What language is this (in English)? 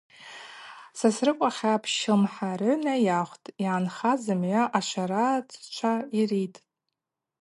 Abaza